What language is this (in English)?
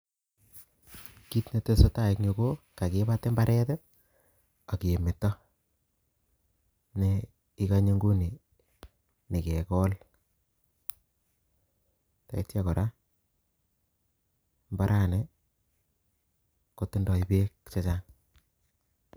Kalenjin